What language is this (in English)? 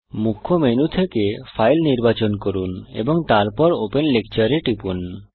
Bangla